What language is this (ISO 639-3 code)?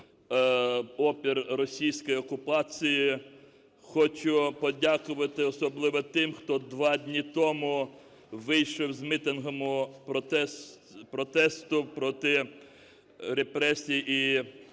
ukr